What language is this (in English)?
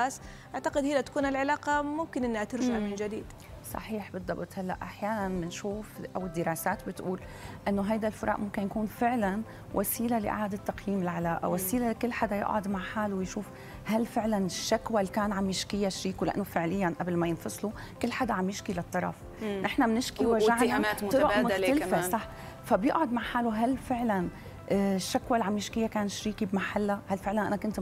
Arabic